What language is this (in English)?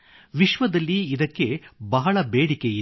Kannada